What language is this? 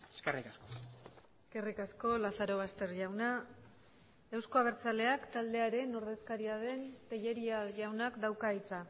Basque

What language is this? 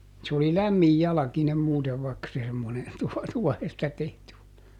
Finnish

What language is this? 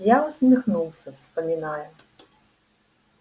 Russian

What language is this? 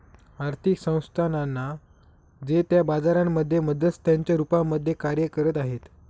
Marathi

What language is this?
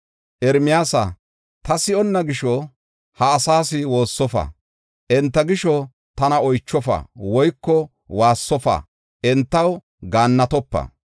Gofa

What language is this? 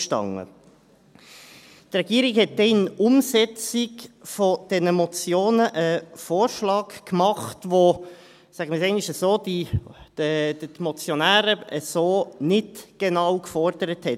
Swiss German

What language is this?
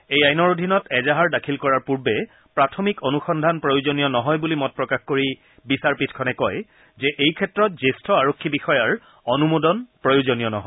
Assamese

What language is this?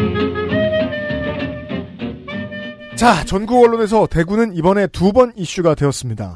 Korean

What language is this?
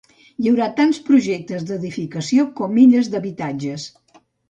Catalan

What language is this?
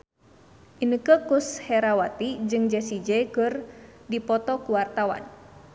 Sundanese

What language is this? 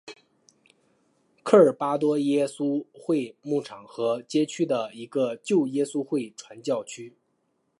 Chinese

